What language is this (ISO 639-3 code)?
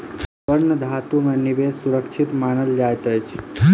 mai